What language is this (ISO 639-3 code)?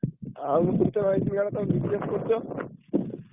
ori